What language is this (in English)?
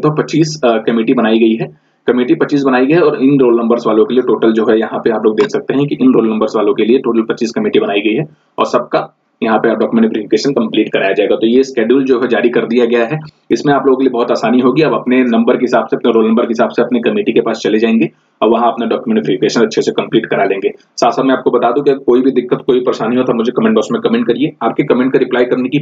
Hindi